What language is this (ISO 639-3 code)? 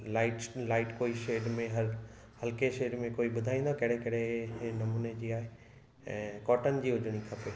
snd